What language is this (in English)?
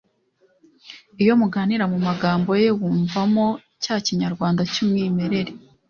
Kinyarwanda